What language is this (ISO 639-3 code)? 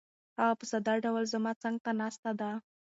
pus